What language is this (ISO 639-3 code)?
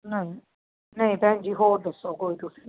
pan